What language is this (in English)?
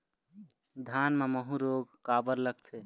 Chhattisgarhi